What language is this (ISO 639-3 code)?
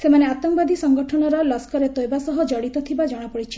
ori